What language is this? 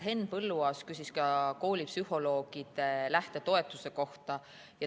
Estonian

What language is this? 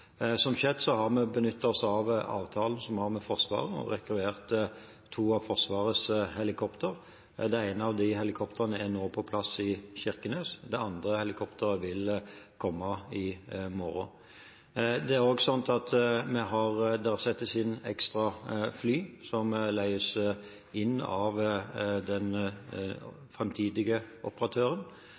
Norwegian Bokmål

